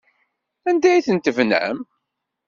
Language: Kabyle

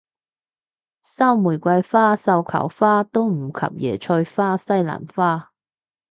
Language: Cantonese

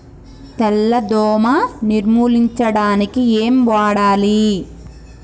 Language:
Telugu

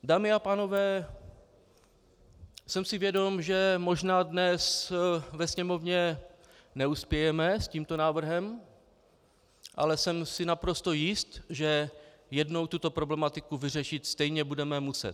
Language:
Czech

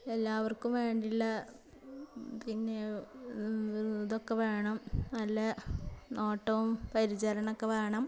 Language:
Malayalam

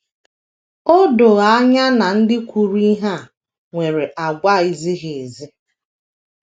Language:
Igbo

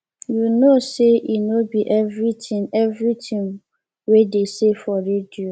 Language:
Nigerian Pidgin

